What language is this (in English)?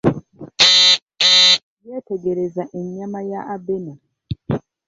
Ganda